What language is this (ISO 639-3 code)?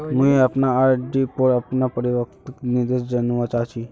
mag